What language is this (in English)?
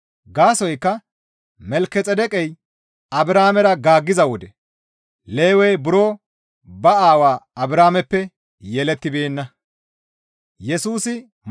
Gamo